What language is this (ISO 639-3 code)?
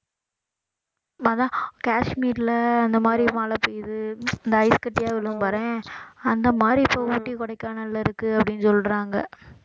tam